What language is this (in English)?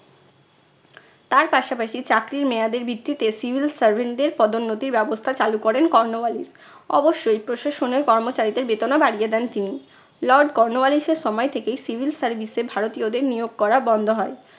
Bangla